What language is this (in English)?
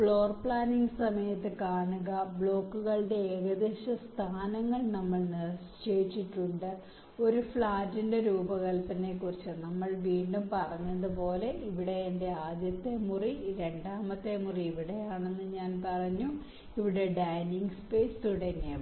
Malayalam